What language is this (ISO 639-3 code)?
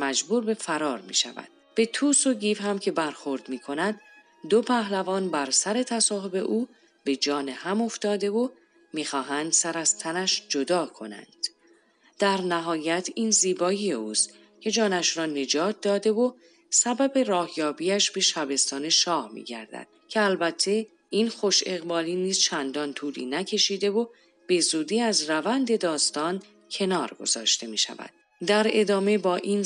fas